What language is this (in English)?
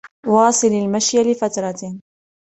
Arabic